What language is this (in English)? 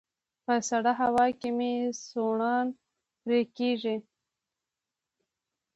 Pashto